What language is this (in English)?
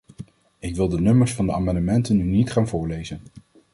Dutch